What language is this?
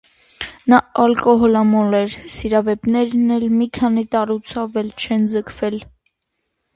Armenian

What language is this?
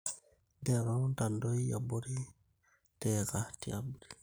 Masai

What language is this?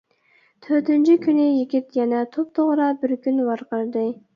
Uyghur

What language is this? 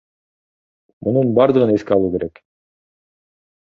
Kyrgyz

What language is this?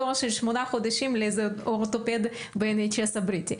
Hebrew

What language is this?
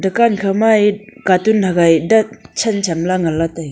Wancho Naga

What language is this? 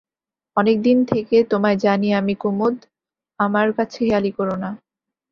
Bangla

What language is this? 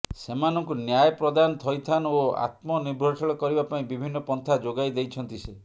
Odia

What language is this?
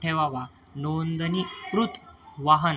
Marathi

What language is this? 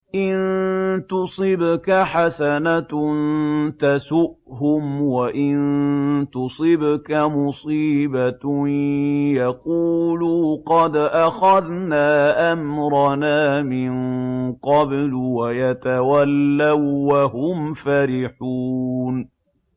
Arabic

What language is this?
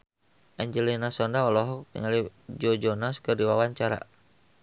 Sundanese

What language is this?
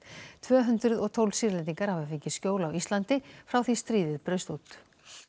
Icelandic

